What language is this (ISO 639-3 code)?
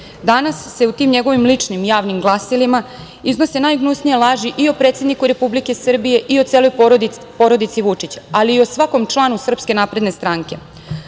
srp